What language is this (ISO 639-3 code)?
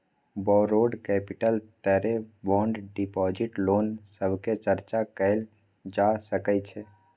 mai